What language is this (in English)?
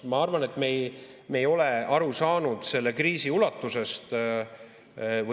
Estonian